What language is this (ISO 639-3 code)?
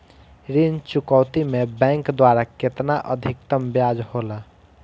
bho